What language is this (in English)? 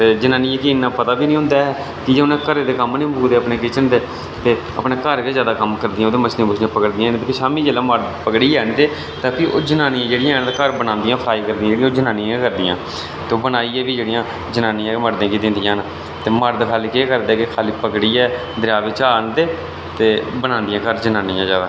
Dogri